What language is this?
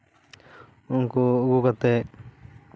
Santali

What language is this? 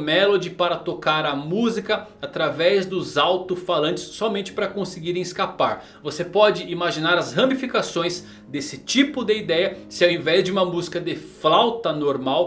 Portuguese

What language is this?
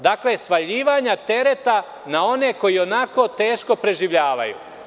Serbian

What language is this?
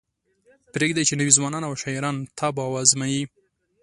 Pashto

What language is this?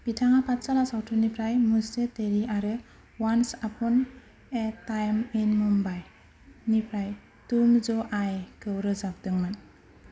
Bodo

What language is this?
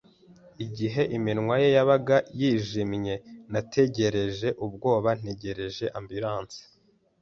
Kinyarwanda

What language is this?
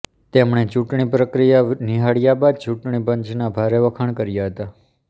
Gujarati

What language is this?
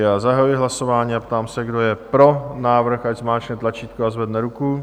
Czech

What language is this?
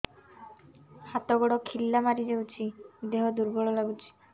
Odia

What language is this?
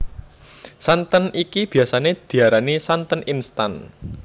Javanese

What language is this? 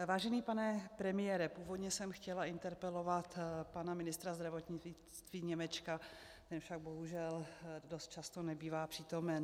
Czech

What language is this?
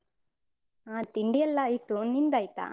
Kannada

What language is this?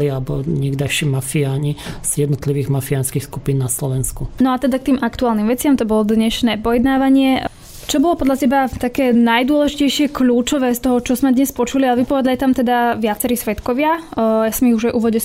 Slovak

